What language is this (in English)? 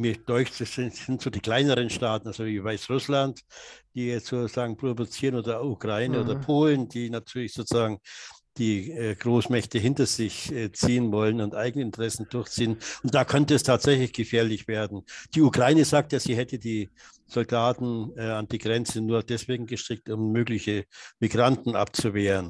German